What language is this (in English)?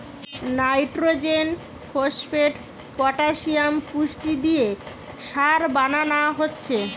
Bangla